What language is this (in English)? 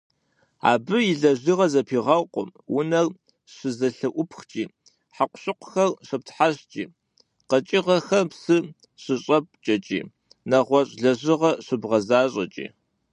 Kabardian